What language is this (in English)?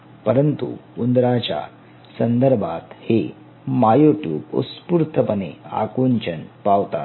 Marathi